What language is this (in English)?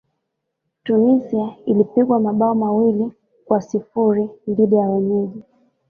Swahili